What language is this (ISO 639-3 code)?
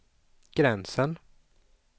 swe